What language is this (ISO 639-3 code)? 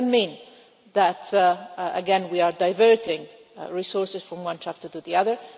eng